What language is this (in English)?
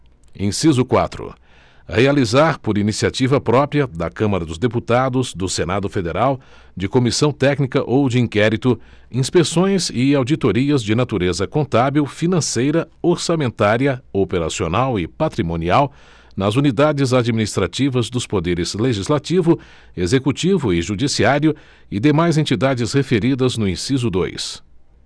Portuguese